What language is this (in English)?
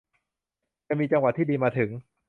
Thai